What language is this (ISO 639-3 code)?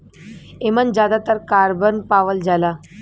bho